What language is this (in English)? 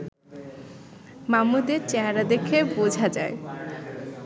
Bangla